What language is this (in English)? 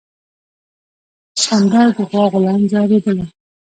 Pashto